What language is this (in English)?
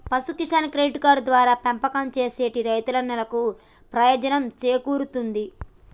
Telugu